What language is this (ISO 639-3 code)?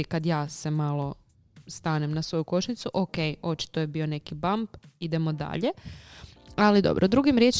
hrv